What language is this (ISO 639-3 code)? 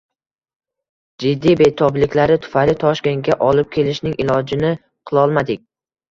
uzb